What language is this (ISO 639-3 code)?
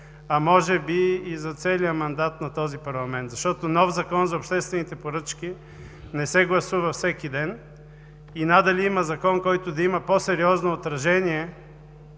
bul